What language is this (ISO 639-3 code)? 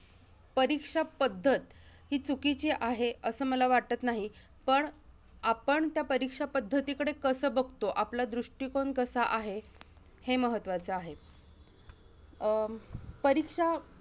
mar